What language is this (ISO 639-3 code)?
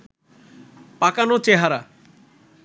ben